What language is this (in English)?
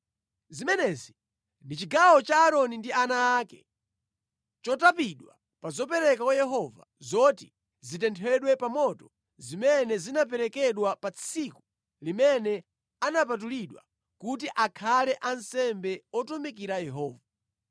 Nyanja